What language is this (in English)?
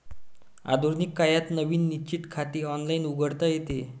Marathi